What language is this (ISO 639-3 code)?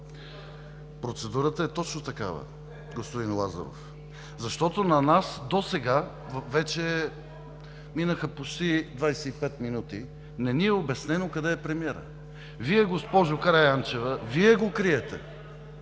bul